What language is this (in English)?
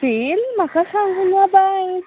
Konkani